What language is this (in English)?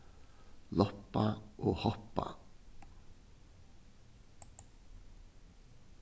Faroese